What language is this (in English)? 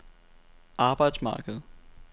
Danish